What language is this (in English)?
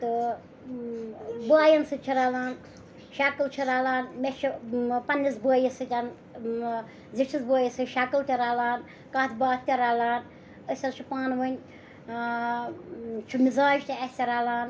Kashmiri